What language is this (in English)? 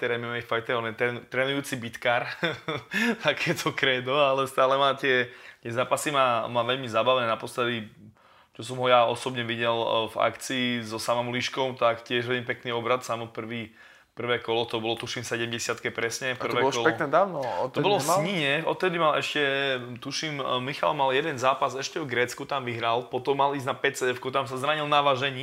Slovak